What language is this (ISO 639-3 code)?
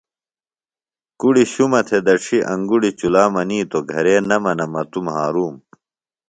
phl